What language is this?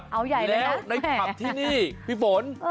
Thai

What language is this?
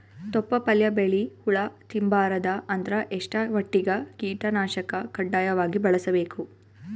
Kannada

